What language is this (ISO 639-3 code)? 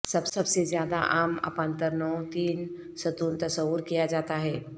urd